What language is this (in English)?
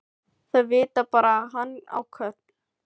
Icelandic